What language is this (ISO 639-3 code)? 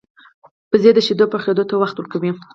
pus